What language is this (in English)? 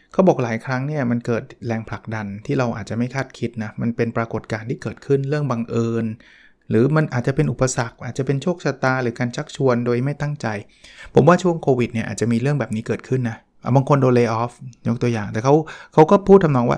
Thai